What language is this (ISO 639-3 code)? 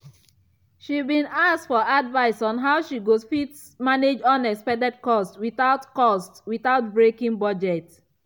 pcm